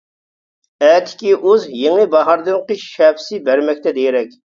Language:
Uyghur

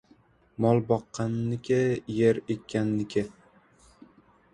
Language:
Uzbek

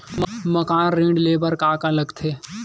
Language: Chhattisgarhi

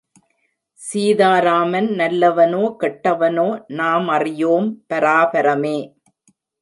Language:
Tamil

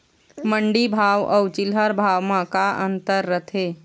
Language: Chhattisgarhi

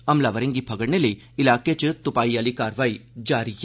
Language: Dogri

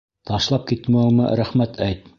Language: Bashkir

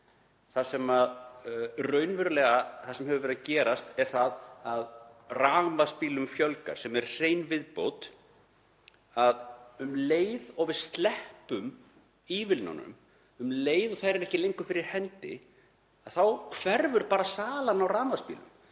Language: Icelandic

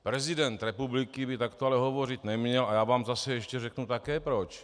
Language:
Czech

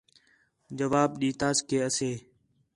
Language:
Khetrani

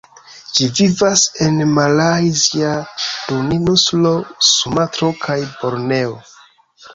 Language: Esperanto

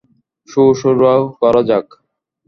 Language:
Bangla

